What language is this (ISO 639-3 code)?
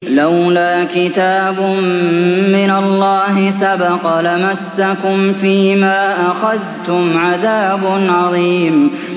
ara